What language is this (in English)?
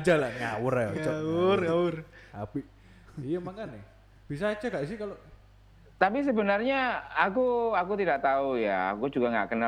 Indonesian